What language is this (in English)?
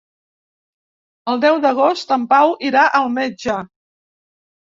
Catalan